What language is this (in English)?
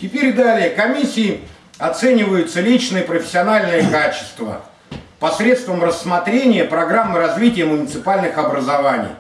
Russian